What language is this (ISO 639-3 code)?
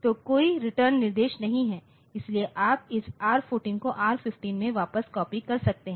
hin